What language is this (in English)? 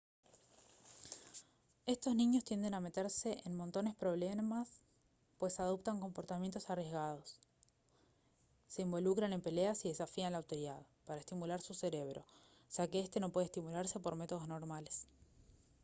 Spanish